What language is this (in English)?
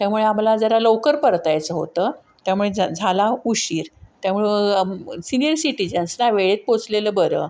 Marathi